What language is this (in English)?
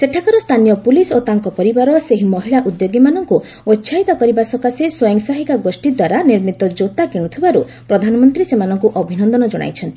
Odia